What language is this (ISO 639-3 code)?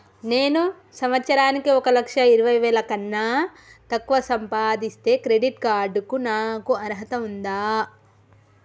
tel